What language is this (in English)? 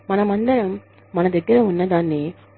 Telugu